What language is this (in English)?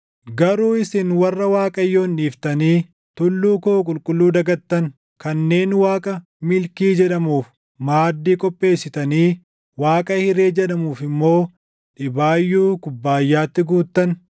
Oromo